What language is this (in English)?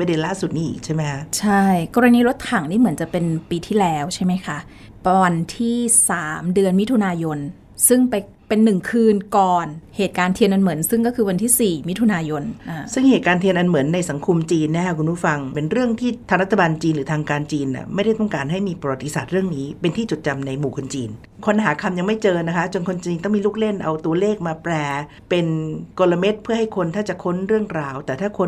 Thai